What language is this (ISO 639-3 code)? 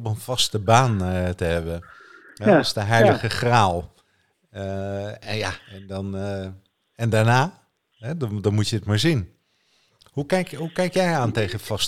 nld